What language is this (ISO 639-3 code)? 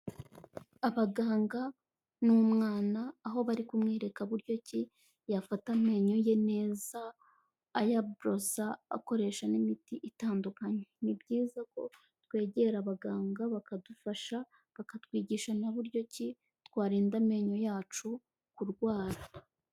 kin